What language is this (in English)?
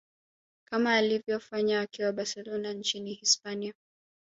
Swahili